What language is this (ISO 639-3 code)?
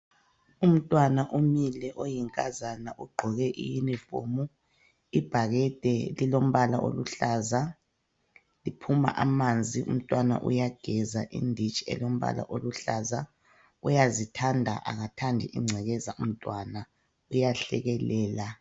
nde